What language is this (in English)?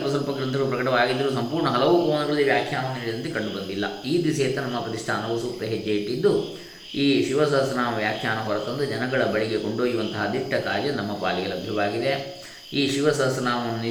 Kannada